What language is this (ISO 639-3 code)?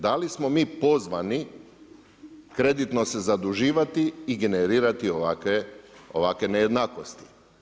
hrv